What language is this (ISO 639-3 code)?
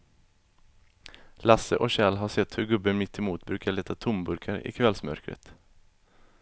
swe